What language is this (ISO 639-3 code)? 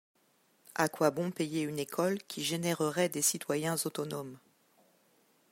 fra